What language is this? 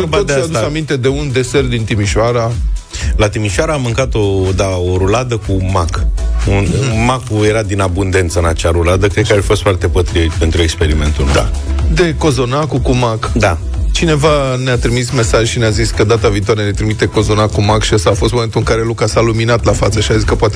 Romanian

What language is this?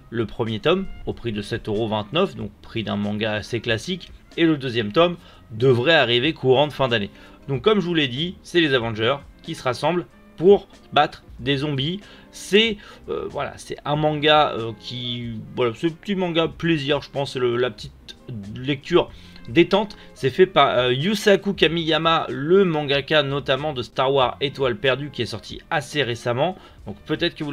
French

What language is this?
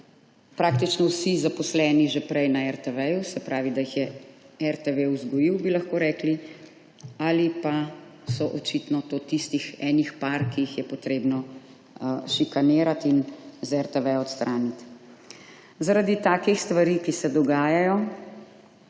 Slovenian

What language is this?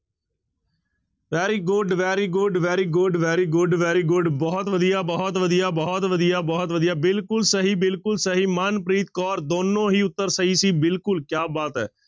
Punjabi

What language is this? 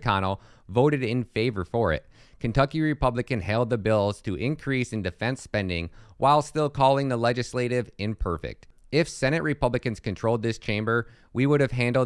English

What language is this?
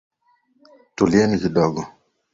Swahili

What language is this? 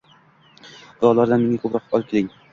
Uzbek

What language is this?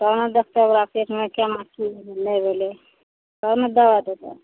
Maithili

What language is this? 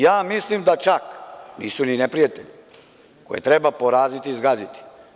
Serbian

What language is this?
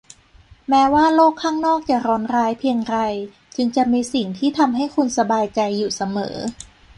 Thai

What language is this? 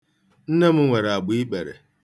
Igbo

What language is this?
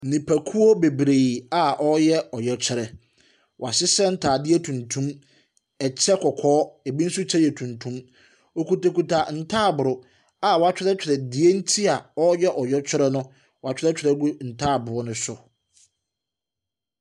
Akan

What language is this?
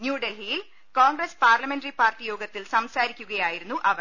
Malayalam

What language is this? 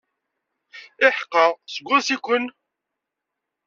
Kabyle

